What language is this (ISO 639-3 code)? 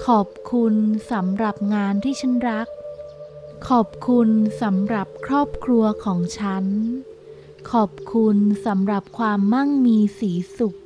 tha